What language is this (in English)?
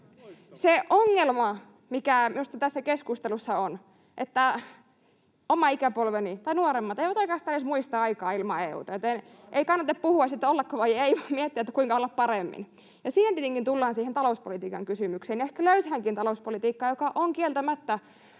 Finnish